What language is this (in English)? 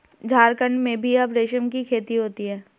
Hindi